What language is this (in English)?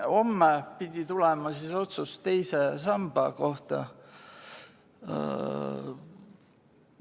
Estonian